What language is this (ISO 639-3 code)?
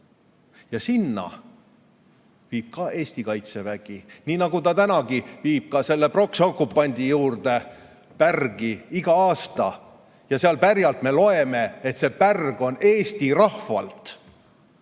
est